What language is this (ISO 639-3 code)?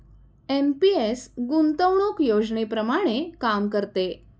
mar